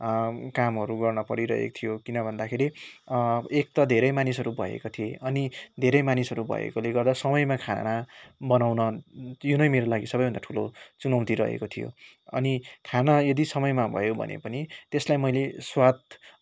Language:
Nepali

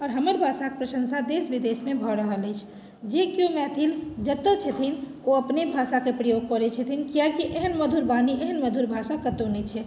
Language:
Maithili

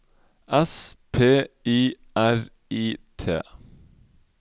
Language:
Norwegian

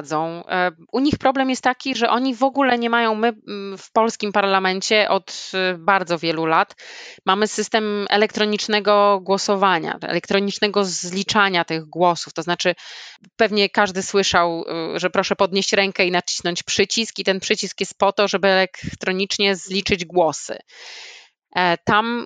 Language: Polish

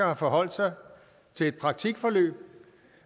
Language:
Danish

